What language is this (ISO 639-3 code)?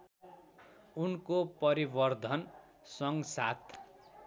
nep